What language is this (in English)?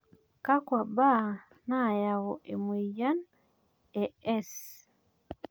Masai